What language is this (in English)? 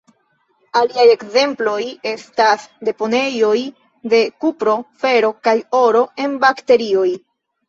Esperanto